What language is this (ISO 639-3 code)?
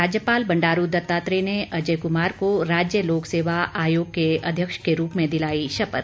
hin